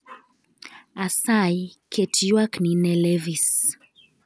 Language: Luo (Kenya and Tanzania)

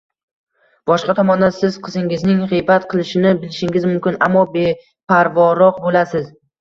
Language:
Uzbek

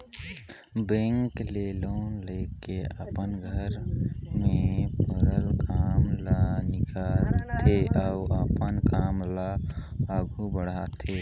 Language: Chhattisgarhi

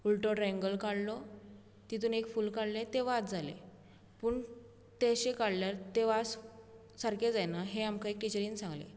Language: Konkani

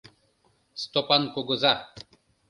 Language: Mari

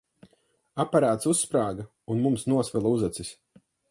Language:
Latvian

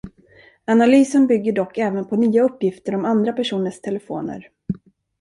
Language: Swedish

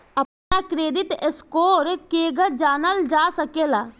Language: Bhojpuri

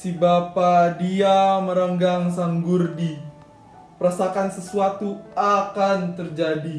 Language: Indonesian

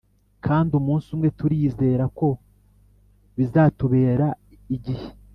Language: Kinyarwanda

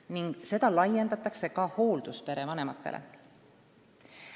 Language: Estonian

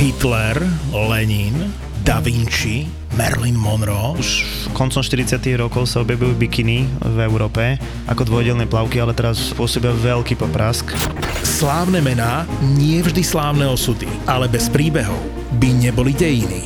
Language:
Slovak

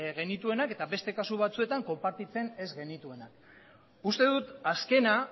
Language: Basque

